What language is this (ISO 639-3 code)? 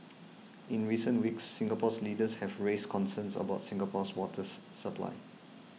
eng